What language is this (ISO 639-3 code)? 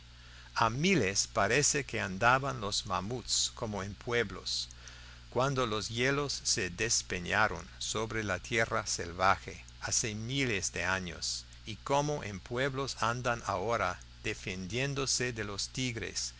spa